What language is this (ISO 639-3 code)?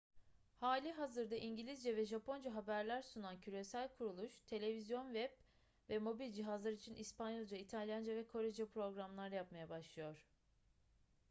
tur